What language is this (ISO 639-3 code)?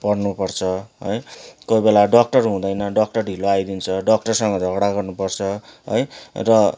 nep